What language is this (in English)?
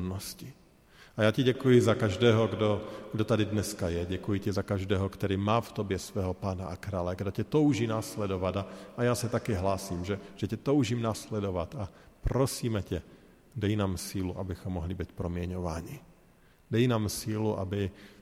Czech